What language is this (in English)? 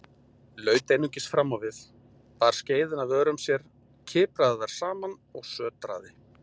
Icelandic